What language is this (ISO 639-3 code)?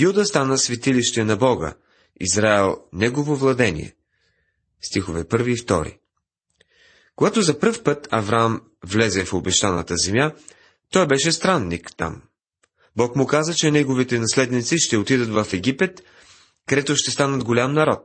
bul